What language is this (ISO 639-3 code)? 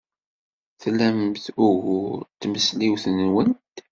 kab